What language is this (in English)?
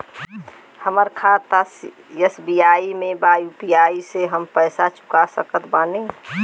Bhojpuri